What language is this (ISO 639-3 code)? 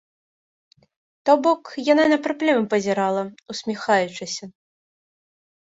bel